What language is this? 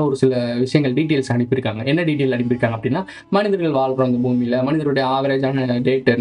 Korean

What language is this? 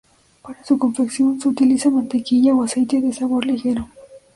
Spanish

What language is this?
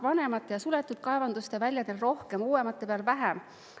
Estonian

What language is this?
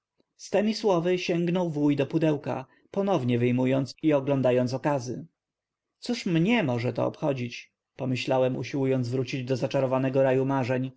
Polish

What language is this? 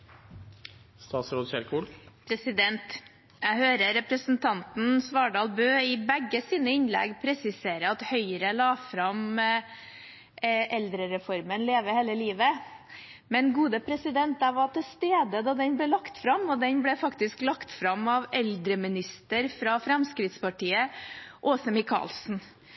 Norwegian Bokmål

